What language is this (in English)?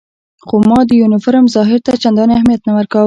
Pashto